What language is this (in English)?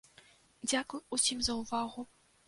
Belarusian